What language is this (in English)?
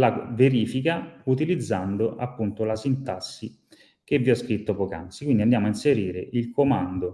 Italian